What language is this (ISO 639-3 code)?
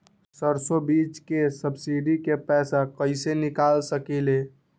mag